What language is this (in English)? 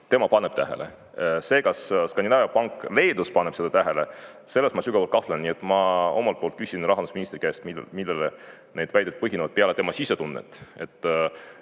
Estonian